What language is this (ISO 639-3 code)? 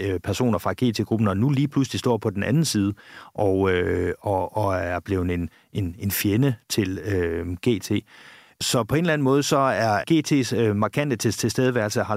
dan